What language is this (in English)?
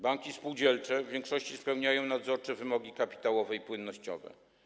Polish